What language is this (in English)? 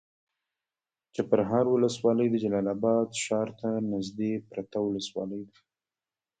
Pashto